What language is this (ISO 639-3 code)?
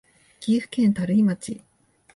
jpn